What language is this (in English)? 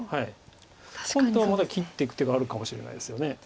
Japanese